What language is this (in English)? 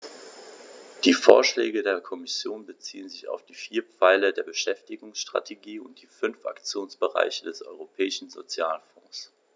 German